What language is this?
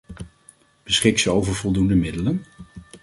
Dutch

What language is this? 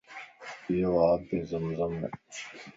Lasi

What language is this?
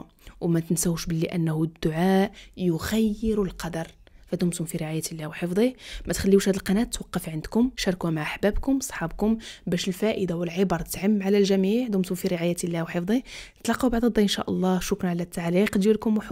Arabic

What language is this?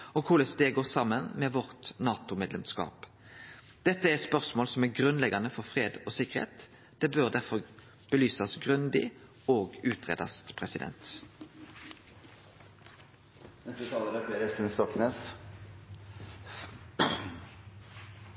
Norwegian Nynorsk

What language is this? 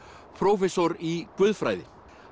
Icelandic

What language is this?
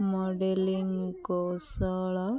Odia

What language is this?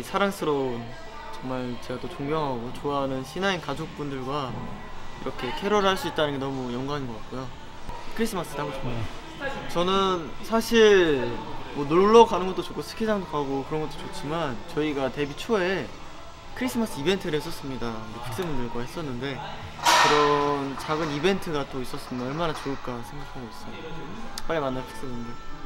Korean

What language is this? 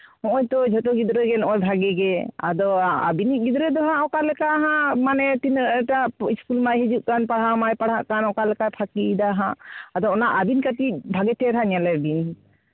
Santali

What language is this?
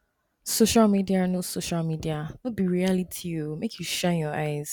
Nigerian Pidgin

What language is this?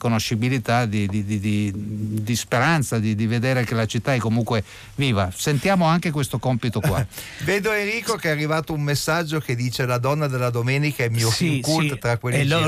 Italian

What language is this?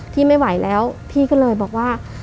Thai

